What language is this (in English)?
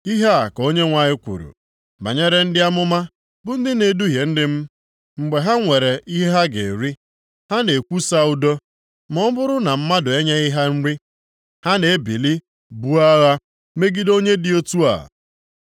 Igbo